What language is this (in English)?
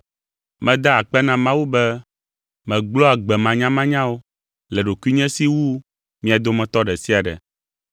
Ewe